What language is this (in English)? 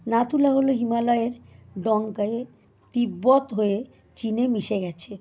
Bangla